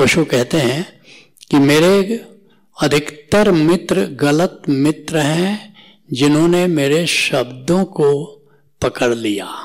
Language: Hindi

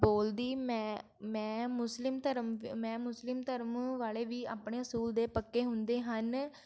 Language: Punjabi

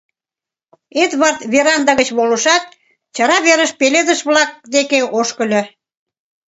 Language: Mari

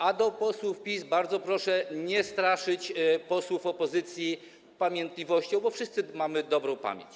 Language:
Polish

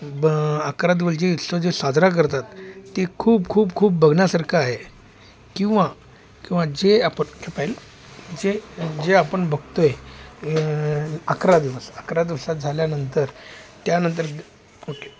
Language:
Marathi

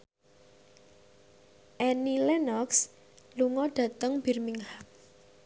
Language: Javanese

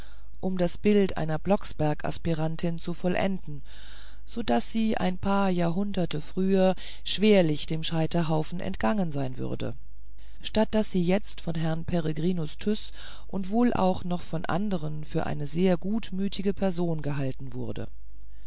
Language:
German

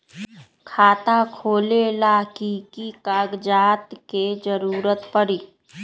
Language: Magahi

